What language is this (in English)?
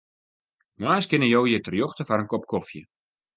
Western Frisian